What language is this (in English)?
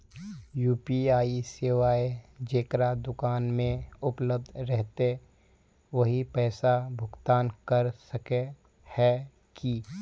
Magahi